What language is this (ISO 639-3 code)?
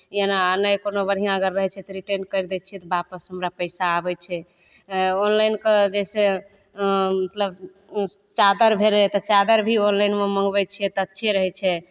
mai